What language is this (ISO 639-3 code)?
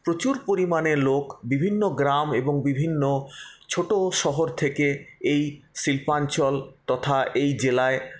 ben